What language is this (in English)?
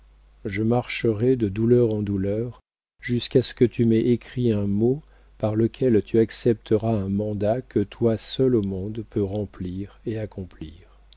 French